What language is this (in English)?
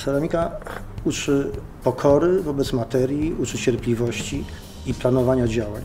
Polish